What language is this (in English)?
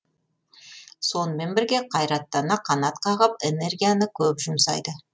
Kazakh